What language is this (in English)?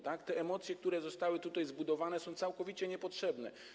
Polish